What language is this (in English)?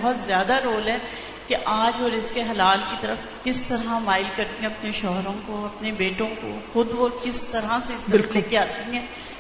Urdu